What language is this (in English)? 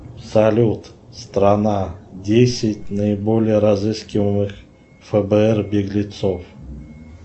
Russian